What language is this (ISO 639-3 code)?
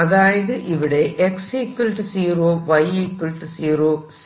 mal